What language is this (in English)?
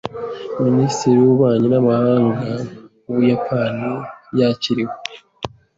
Kinyarwanda